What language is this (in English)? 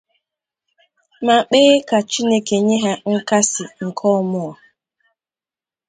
Igbo